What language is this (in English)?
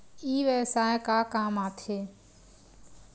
Chhattisgarhi